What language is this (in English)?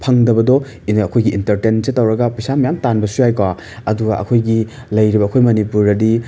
Manipuri